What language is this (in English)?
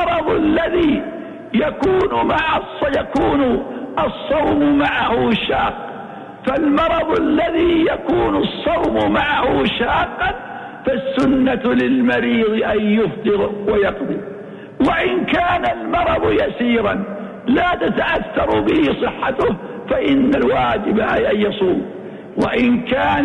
Arabic